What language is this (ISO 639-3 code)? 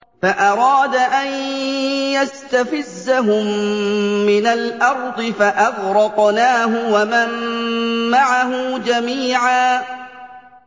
ara